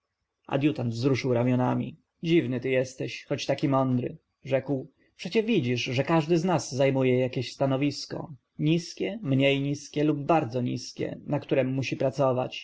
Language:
Polish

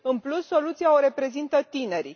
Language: Romanian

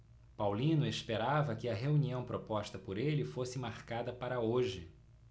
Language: Portuguese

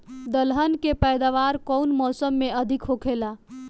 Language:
Bhojpuri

